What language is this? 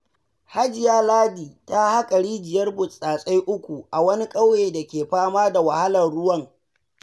Hausa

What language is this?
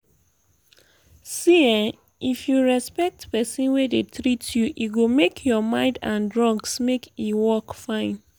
Nigerian Pidgin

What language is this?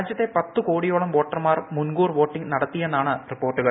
Malayalam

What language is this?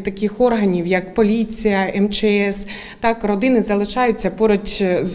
Ukrainian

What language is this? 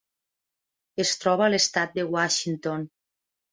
Catalan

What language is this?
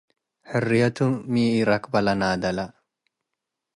Tigre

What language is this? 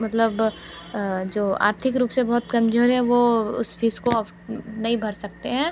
Hindi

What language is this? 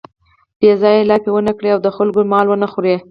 Pashto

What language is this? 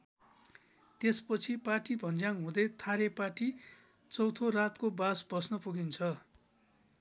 Nepali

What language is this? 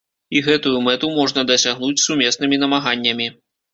Belarusian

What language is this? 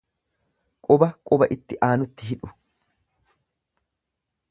Oromo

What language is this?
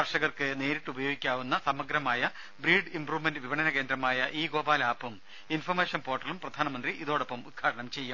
Malayalam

